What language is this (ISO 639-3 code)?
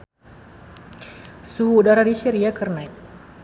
sun